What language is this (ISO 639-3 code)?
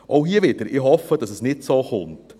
gsw